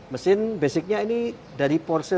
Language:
Indonesian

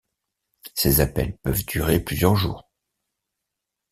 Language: French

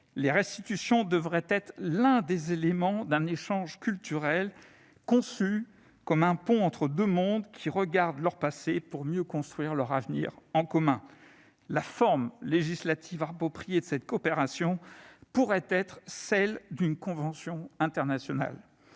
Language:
French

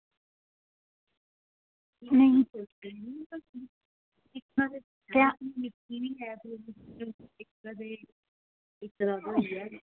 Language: Dogri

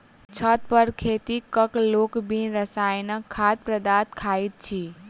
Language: Maithili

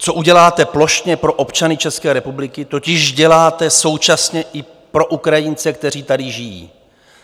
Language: Czech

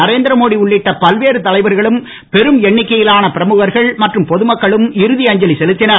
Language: Tamil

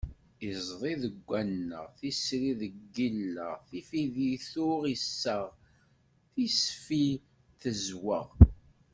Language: Kabyle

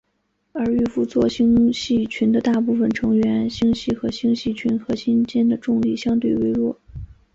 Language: Chinese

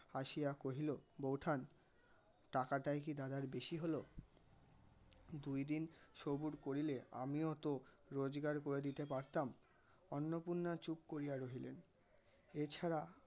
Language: Bangla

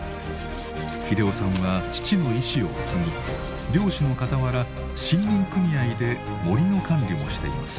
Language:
Japanese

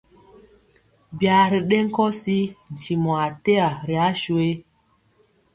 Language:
Mpiemo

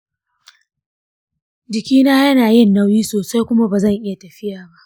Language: Hausa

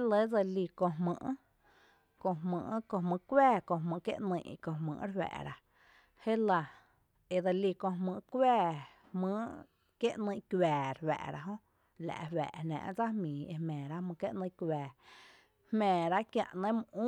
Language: Tepinapa Chinantec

